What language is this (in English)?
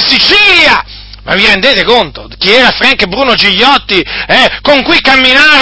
Italian